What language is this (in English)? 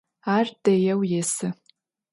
Adyghe